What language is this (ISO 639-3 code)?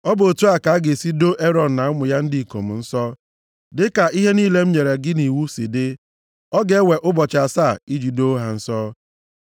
ibo